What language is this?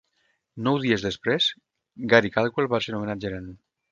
Catalan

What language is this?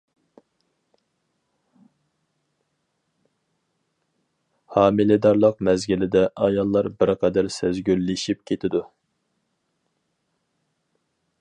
Uyghur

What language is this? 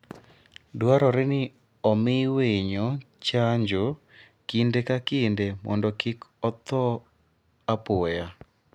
Luo (Kenya and Tanzania)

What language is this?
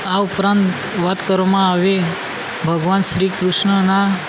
Gujarati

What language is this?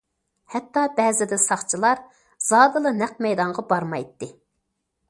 Uyghur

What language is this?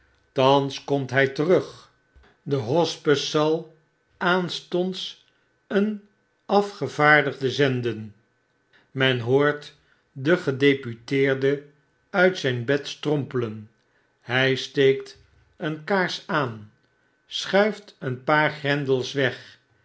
Dutch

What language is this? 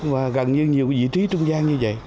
Vietnamese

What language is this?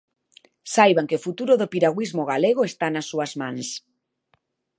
Galician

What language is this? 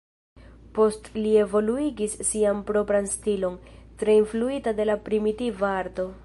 Esperanto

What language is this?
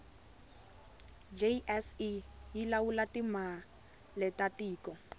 Tsonga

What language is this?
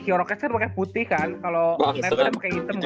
Indonesian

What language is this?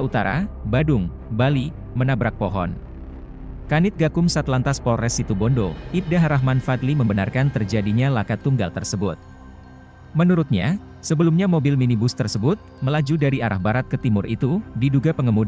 Indonesian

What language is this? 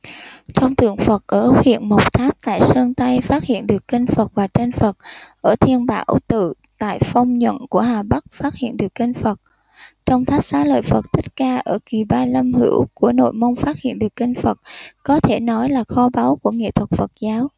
Vietnamese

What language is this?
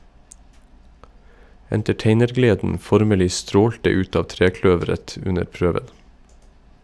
Norwegian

